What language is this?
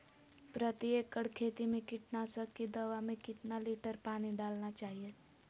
Magahi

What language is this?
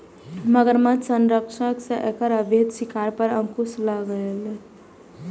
Maithili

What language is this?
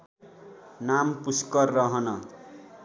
Nepali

